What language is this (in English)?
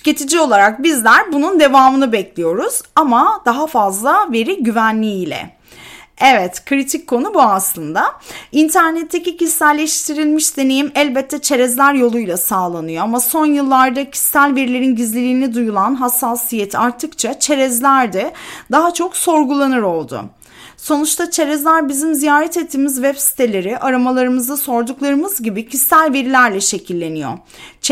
Turkish